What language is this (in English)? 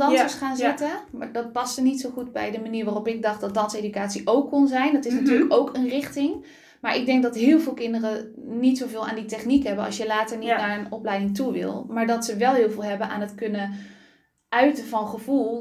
Dutch